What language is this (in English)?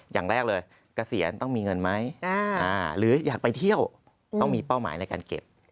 Thai